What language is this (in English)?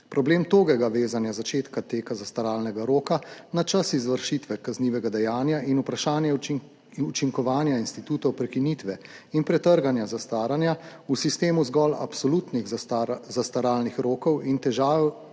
Slovenian